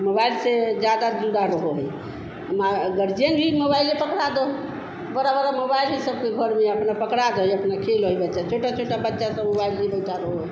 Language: Hindi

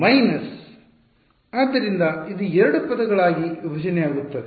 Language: Kannada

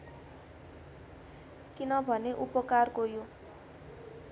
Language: Nepali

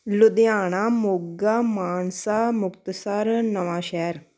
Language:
Punjabi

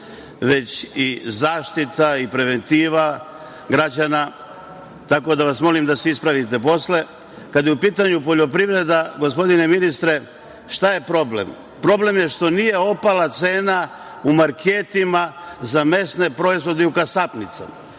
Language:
Serbian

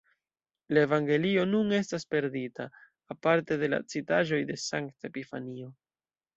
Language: Esperanto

